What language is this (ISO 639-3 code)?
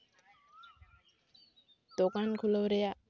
sat